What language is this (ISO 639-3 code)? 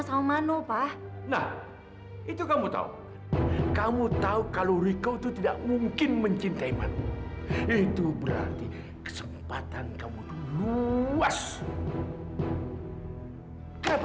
ind